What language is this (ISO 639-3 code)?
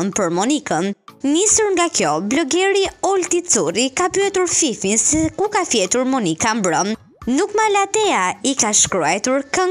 ron